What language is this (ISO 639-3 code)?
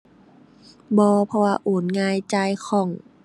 tha